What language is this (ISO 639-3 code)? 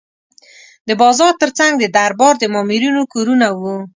pus